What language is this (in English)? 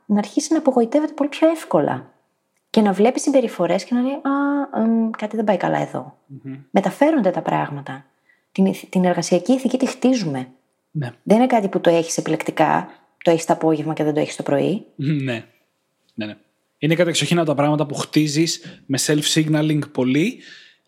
Greek